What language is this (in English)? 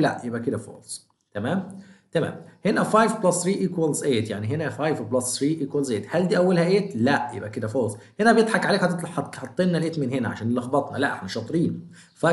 Arabic